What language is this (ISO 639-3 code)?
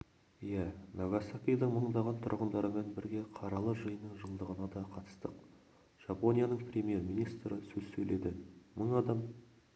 kaz